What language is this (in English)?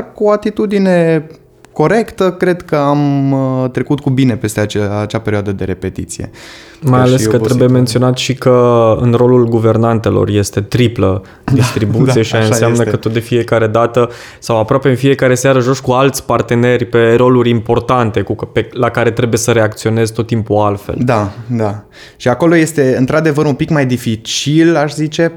Romanian